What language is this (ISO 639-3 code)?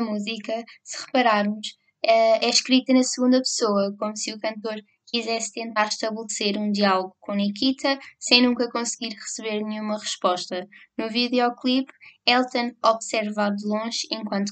por